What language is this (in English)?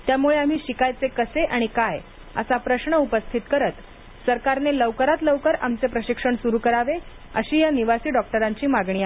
Marathi